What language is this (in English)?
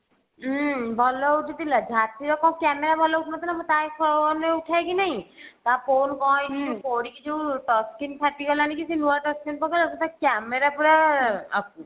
Odia